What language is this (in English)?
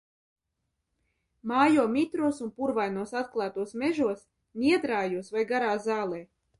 Latvian